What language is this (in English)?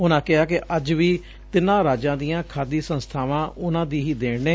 Punjabi